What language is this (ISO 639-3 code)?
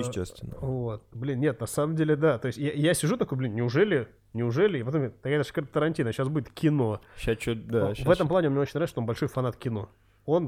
rus